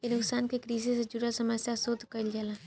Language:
Bhojpuri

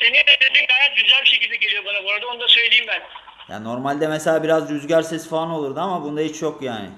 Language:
Turkish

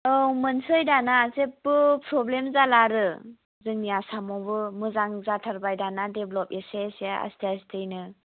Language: Bodo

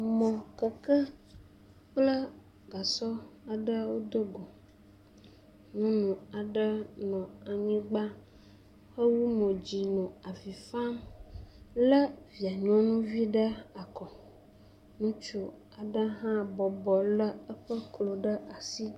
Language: Ewe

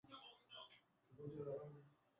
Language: Swahili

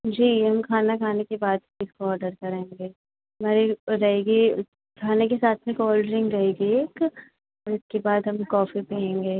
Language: Hindi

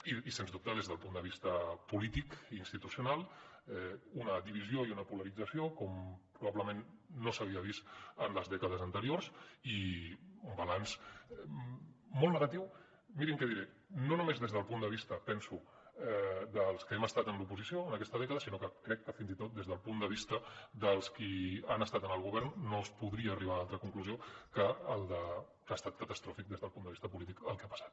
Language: Catalan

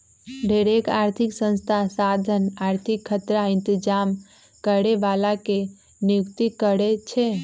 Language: Magahi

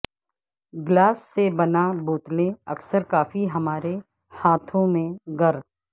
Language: Urdu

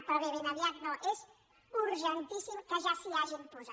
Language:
Catalan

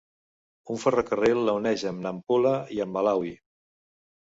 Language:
Catalan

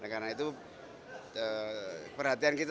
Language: Indonesian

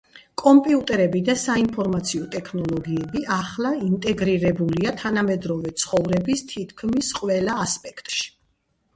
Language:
Georgian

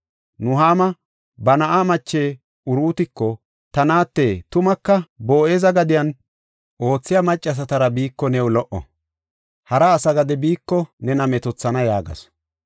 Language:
Gofa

